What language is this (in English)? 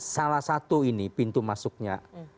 Indonesian